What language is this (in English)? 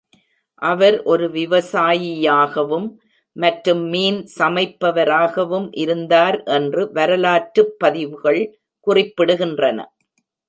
Tamil